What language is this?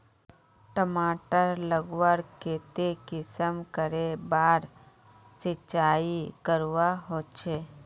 Magahi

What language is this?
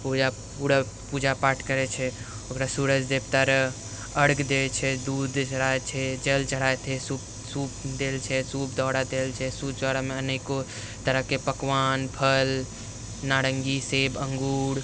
Maithili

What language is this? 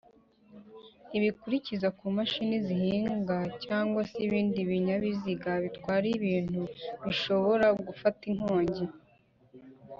Kinyarwanda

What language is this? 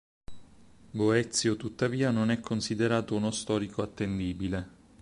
Italian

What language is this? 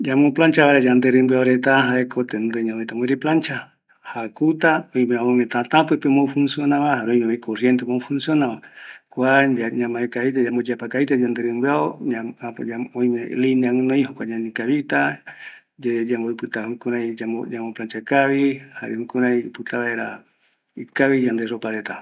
Eastern Bolivian Guaraní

